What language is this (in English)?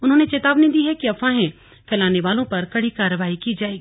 Hindi